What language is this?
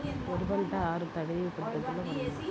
Telugu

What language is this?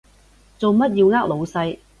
Cantonese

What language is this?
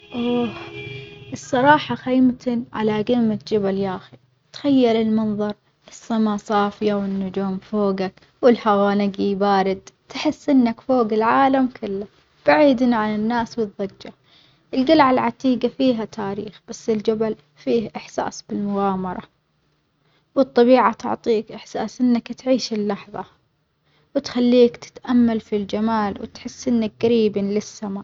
Omani Arabic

